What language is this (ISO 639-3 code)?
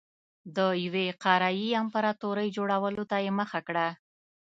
pus